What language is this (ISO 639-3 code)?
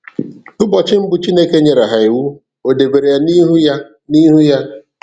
ibo